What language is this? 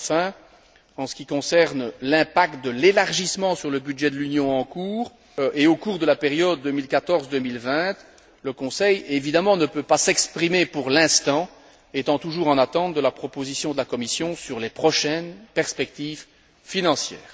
French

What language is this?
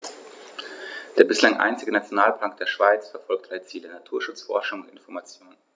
German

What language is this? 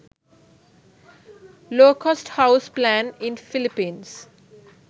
Sinhala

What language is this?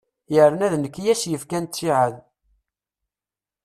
Kabyle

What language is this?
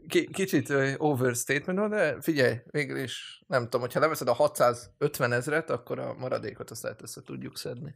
Hungarian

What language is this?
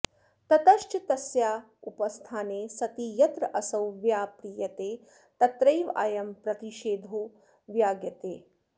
Sanskrit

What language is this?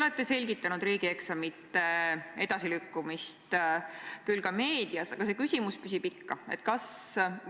Estonian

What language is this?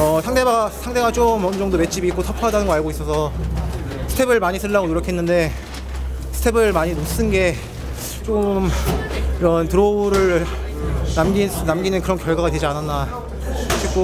Korean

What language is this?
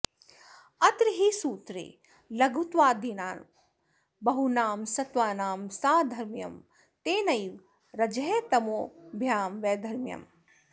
Sanskrit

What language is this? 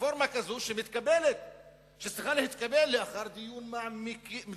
Hebrew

